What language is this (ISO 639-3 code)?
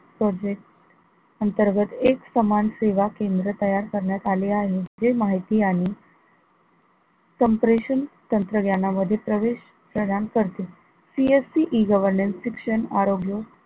mar